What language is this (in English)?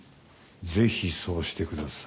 Japanese